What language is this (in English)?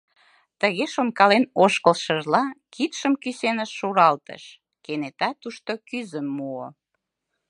Mari